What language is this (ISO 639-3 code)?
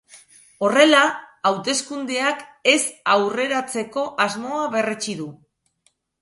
eus